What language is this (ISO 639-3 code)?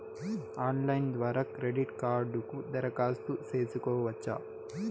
tel